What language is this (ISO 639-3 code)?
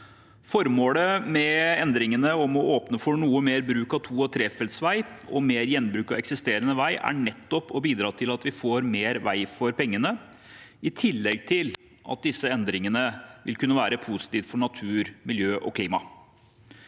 nor